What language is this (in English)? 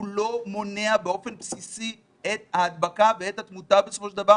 Hebrew